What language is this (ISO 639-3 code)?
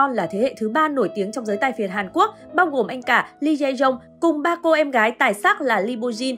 vie